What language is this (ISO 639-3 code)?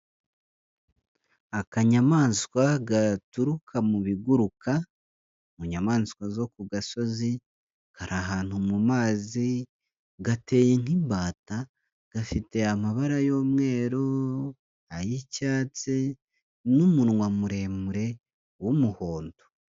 kin